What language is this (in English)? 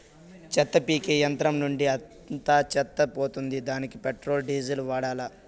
Telugu